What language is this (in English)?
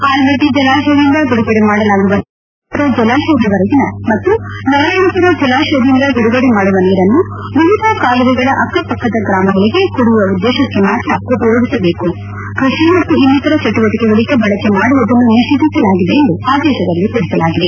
Kannada